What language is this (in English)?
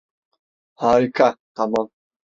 Turkish